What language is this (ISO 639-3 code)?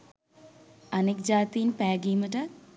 sin